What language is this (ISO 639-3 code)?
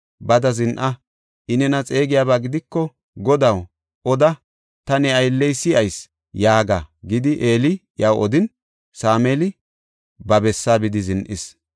gof